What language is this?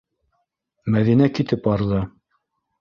Bashkir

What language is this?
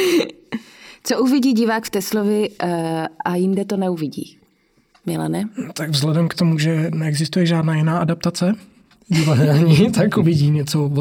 Czech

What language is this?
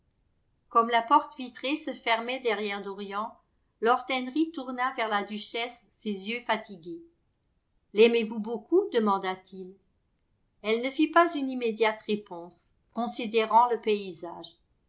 French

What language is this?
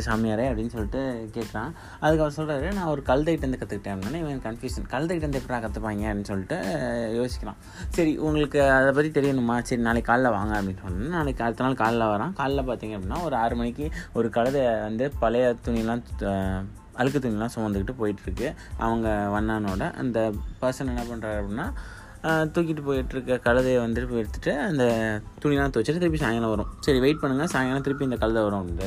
Tamil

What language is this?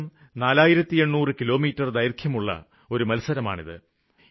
Malayalam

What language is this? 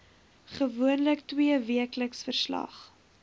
Afrikaans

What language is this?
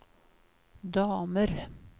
Swedish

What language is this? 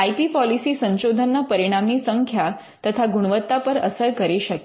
Gujarati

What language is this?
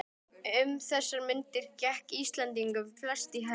Icelandic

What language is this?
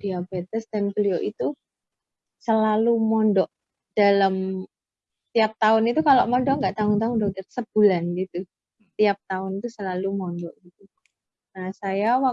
Indonesian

